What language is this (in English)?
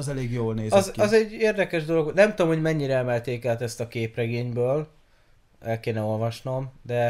Hungarian